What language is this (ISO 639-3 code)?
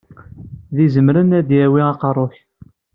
kab